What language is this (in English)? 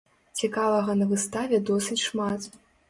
Belarusian